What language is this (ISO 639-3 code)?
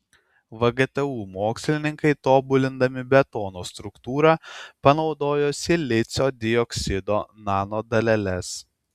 lit